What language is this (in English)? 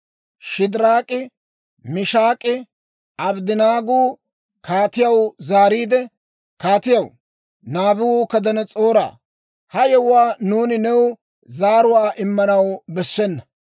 Dawro